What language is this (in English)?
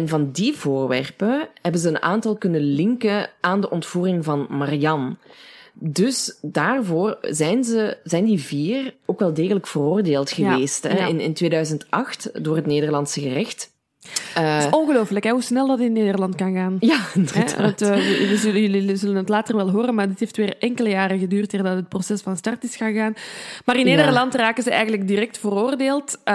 Dutch